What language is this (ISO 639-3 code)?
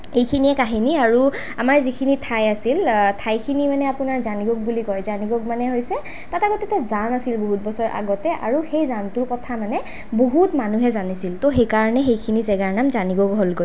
asm